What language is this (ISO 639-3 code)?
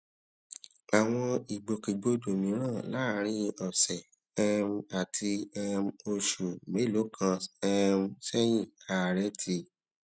yor